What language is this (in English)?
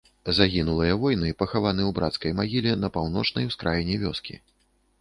Belarusian